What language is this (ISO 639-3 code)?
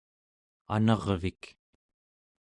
esu